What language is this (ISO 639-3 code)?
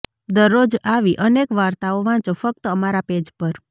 guj